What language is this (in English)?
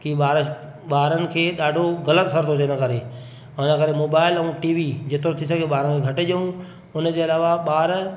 Sindhi